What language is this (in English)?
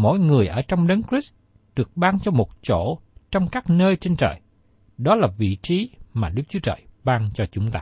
Vietnamese